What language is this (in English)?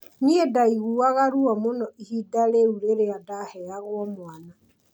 Kikuyu